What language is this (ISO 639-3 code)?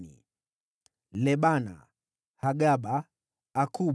swa